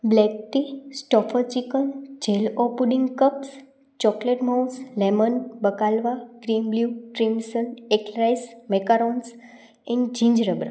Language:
Gujarati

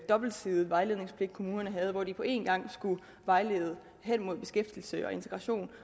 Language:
Danish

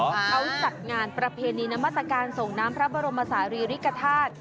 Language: Thai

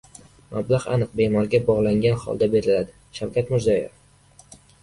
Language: Uzbek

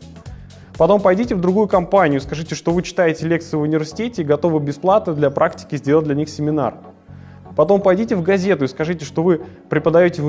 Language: Russian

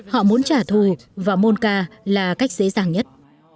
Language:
Vietnamese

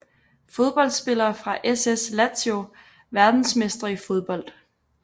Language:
Danish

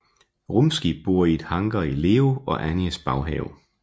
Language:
Danish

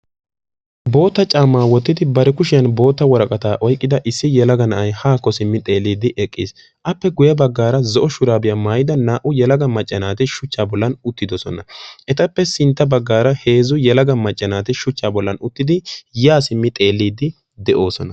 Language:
Wolaytta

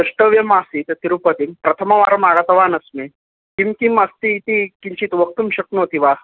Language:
Sanskrit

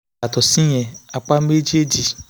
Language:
Yoruba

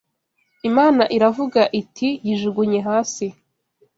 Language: Kinyarwanda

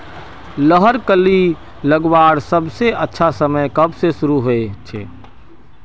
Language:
Magahi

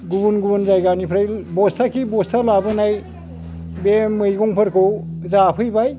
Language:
Bodo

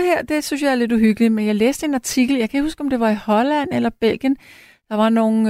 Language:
Danish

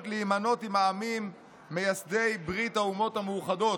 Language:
Hebrew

